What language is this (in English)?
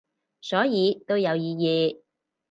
Cantonese